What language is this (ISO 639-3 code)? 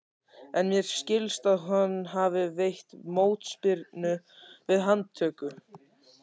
isl